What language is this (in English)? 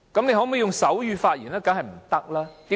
Cantonese